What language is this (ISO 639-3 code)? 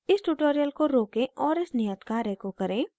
hin